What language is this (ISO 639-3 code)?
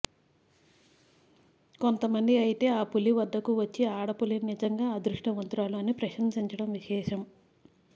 tel